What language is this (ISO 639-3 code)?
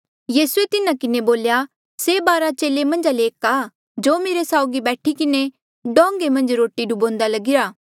mjl